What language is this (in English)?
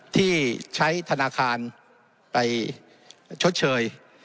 Thai